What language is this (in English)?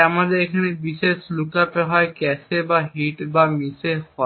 Bangla